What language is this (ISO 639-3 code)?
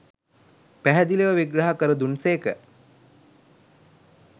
sin